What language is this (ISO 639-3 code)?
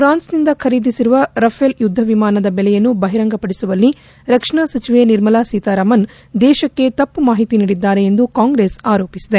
kan